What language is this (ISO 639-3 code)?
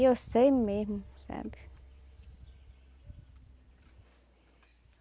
por